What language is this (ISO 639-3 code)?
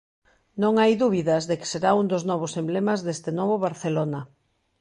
glg